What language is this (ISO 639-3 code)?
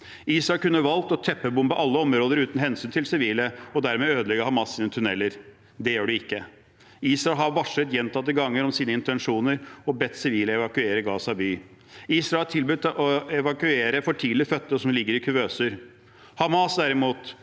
nor